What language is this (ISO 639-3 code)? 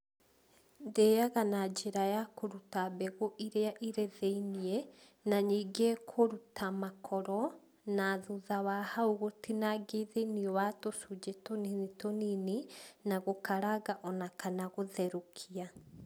kik